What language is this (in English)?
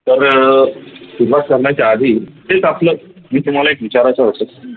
Marathi